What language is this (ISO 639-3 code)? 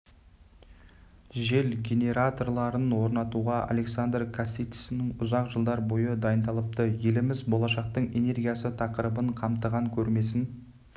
kaz